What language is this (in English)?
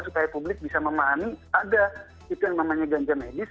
Indonesian